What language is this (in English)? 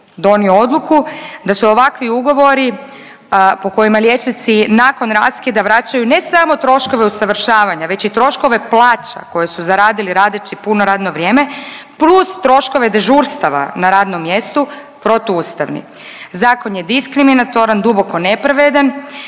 Croatian